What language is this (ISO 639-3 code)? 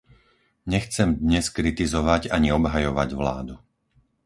slk